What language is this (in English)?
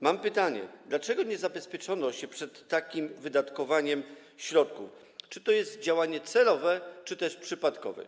Polish